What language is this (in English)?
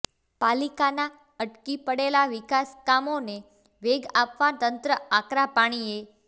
Gujarati